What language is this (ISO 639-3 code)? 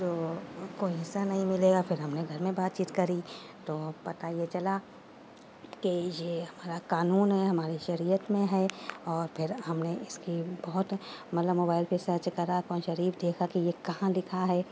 urd